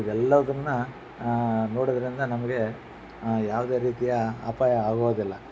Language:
Kannada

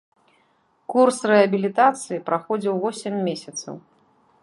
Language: Belarusian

